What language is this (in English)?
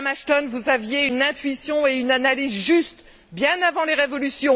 French